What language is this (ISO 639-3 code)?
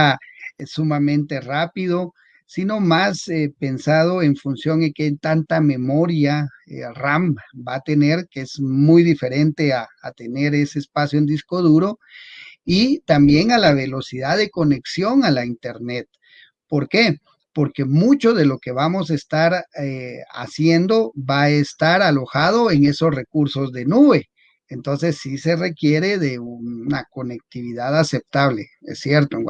spa